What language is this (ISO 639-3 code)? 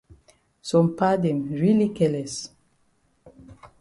wes